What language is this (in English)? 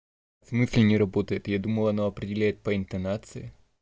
Russian